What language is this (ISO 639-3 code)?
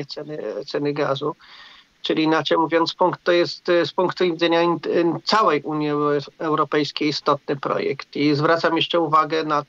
pol